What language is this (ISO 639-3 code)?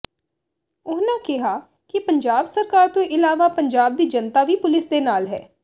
pan